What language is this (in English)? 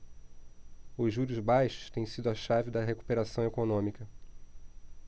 Portuguese